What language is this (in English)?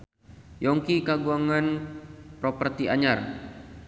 Sundanese